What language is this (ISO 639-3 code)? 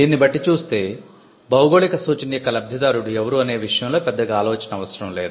tel